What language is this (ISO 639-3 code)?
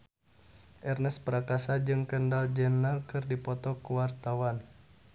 sun